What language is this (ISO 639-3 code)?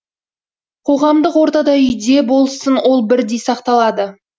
kaz